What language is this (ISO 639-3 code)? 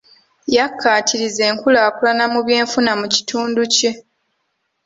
lug